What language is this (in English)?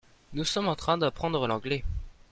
French